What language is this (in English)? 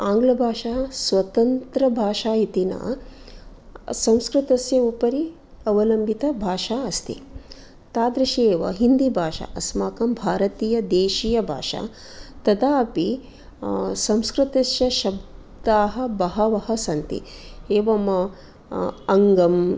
Sanskrit